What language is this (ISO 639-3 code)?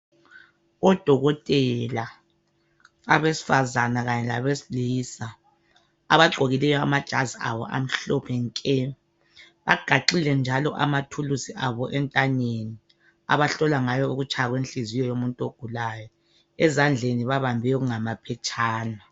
nde